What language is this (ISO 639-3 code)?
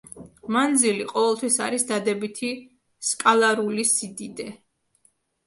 kat